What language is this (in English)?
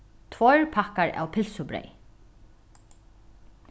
Faroese